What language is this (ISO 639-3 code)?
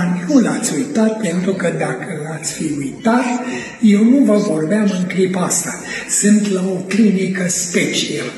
ron